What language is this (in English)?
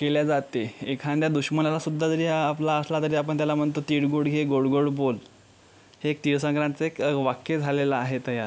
Marathi